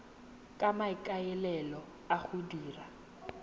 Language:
Tswana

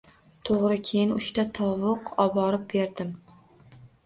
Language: Uzbek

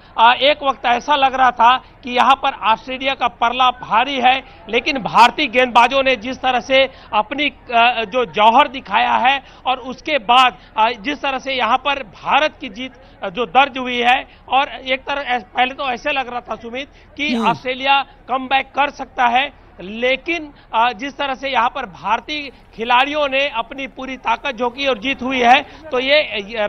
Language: Hindi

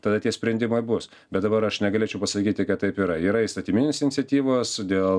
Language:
Lithuanian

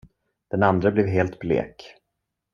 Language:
Swedish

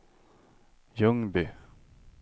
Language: Swedish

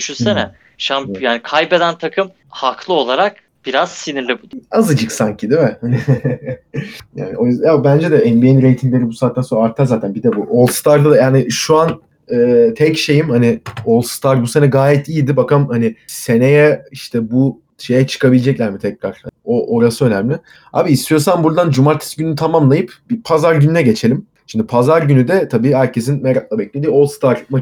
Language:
Turkish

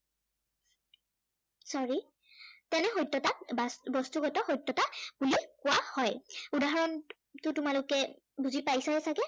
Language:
Assamese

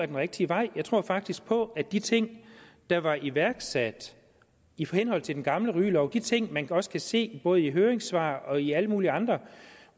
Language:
Danish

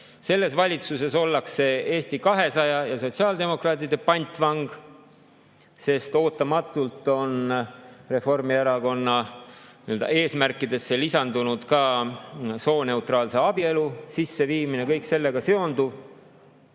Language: Estonian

